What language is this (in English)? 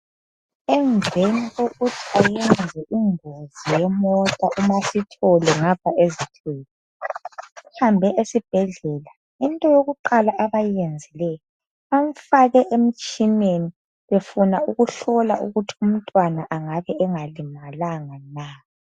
North Ndebele